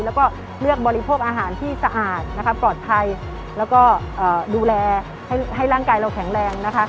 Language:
Thai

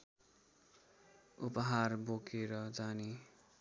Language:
Nepali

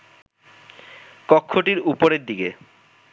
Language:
Bangla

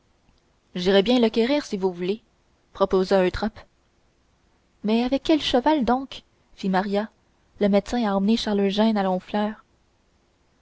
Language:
French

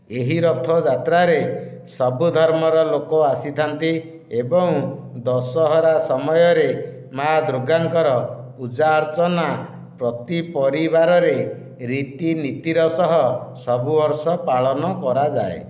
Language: Odia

